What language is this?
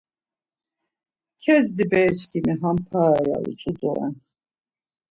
Laz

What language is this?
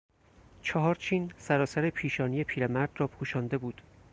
Persian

